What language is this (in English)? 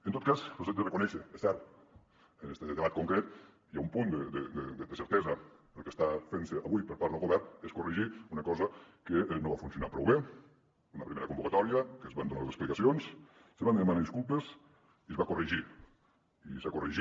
Catalan